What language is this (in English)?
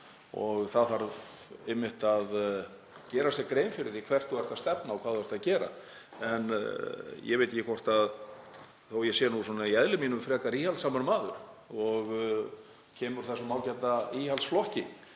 Icelandic